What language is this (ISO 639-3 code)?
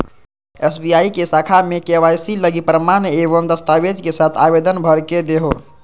mag